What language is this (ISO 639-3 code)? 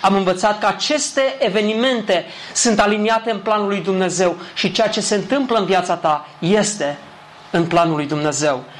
ron